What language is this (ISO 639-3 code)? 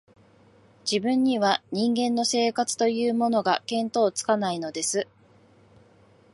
jpn